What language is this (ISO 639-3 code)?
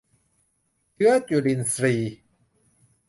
tha